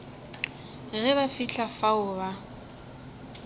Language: Northern Sotho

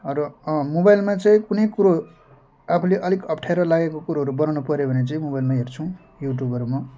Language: Nepali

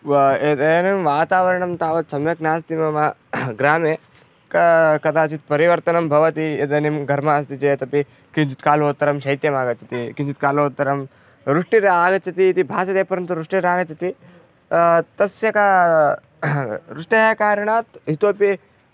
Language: Sanskrit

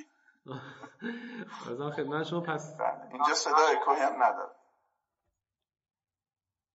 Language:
Persian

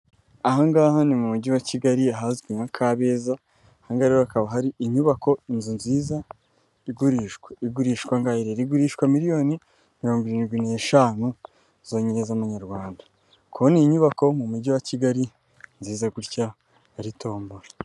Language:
Kinyarwanda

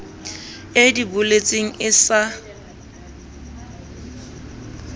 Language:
Southern Sotho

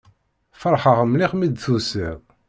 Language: Kabyle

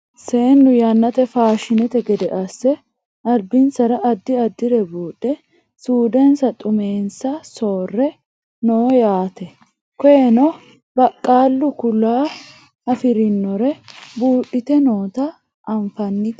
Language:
Sidamo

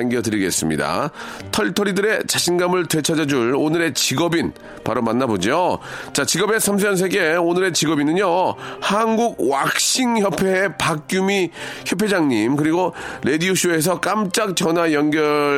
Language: Korean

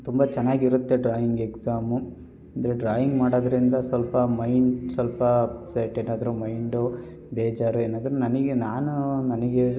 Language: Kannada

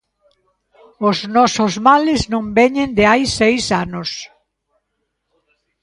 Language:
Galician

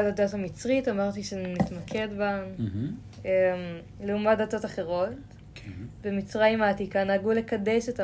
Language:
Hebrew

